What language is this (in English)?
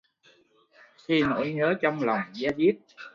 Vietnamese